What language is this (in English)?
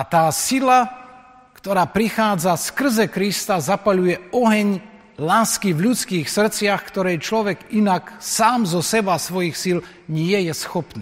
Slovak